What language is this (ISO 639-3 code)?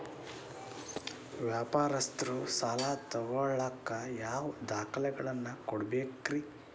kan